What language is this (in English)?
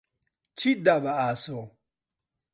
Central Kurdish